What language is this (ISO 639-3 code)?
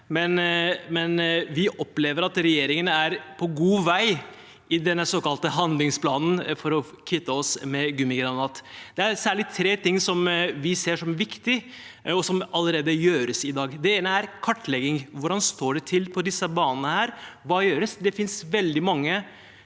nor